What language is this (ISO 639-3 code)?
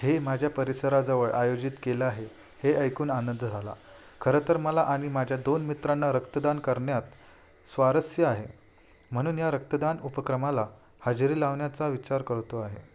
mar